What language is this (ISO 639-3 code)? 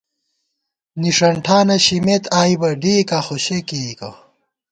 gwt